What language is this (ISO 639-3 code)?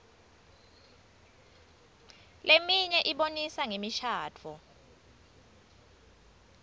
ssw